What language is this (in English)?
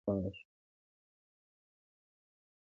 Pashto